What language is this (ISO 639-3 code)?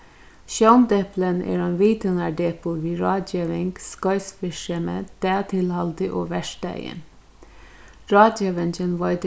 fao